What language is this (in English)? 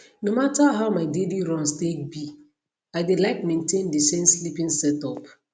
Nigerian Pidgin